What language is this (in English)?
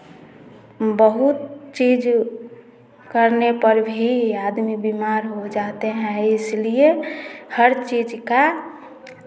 Hindi